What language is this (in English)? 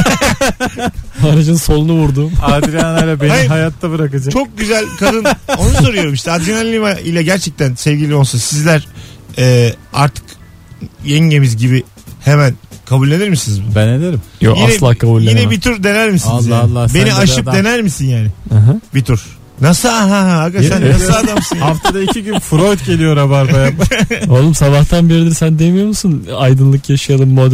Turkish